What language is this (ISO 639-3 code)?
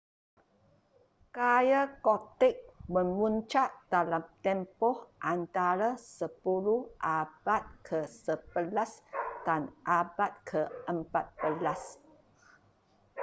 msa